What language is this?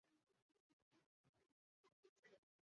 Chinese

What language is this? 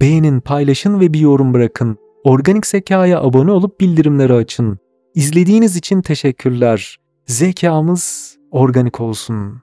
Turkish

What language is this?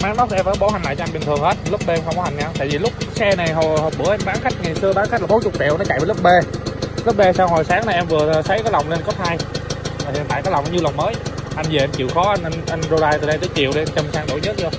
Vietnamese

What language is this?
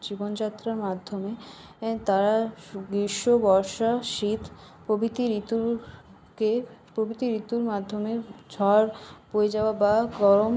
Bangla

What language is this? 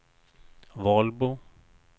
Swedish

